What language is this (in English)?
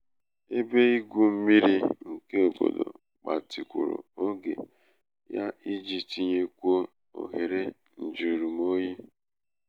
Igbo